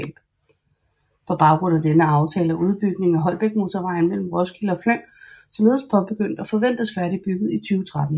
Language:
Danish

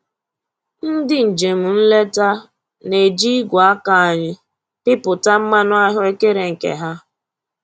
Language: Igbo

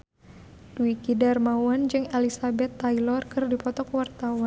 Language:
Sundanese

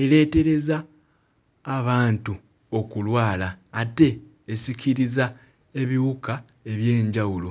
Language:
Ganda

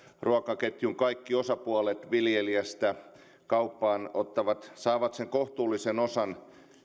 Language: Finnish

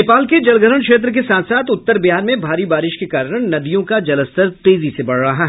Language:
Hindi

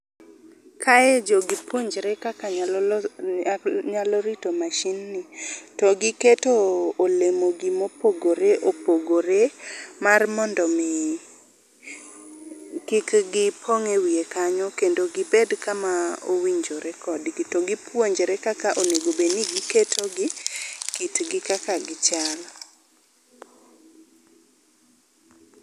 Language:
Luo (Kenya and Tanzania)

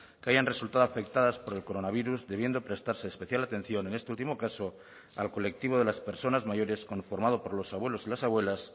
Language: Spanish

